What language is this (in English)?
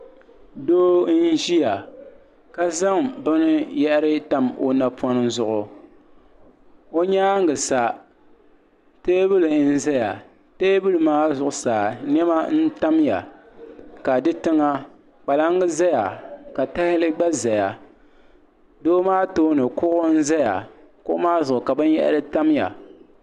Dagbani